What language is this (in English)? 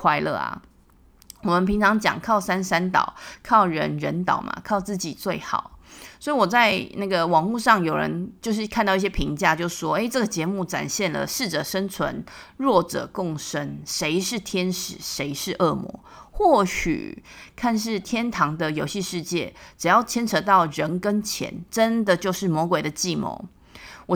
Chinese